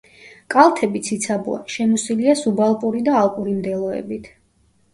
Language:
Georgian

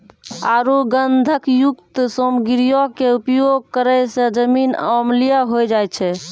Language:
Maithili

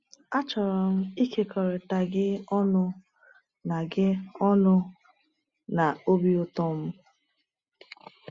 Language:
Igbo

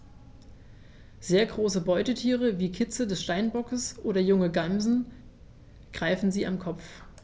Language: German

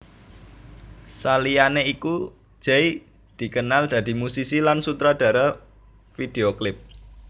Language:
Javanese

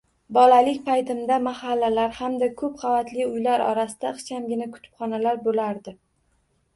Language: Uzbek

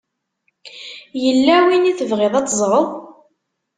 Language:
Kabyle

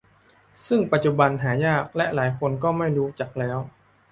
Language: Thai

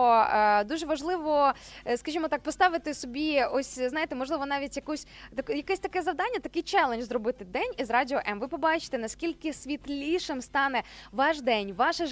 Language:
Ukrainian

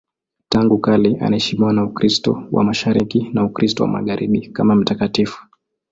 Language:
Swahili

